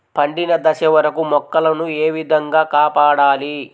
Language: Telugu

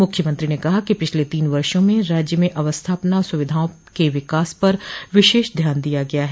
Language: Hindi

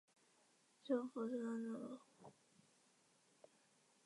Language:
Chinese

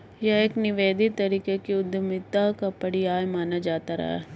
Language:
Hindi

